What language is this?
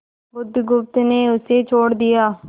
Hindi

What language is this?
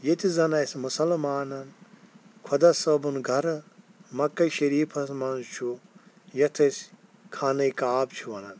Kashmiri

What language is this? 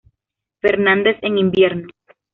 Spanish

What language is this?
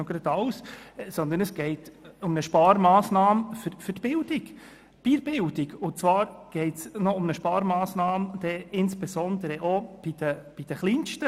Swiss German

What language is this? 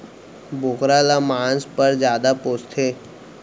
Chhattisgarhi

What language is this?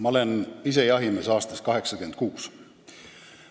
Estonian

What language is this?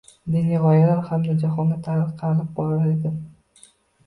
Uzbek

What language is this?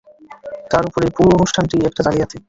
Bangla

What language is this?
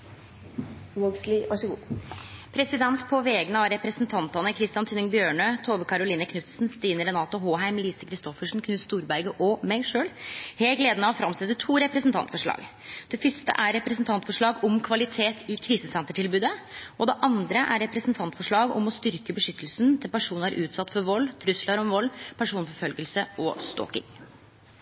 Norwegian Nynorsk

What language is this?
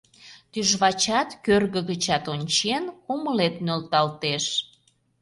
Mari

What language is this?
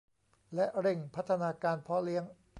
Thai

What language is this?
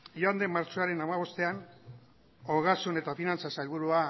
Basque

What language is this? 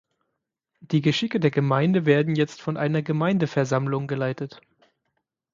German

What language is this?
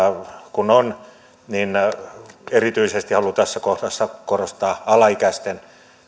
Finnish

